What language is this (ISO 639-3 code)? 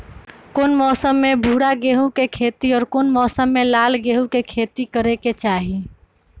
mag